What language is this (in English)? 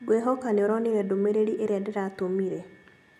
Kikuyu